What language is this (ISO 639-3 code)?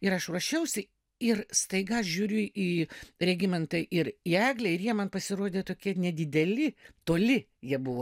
lit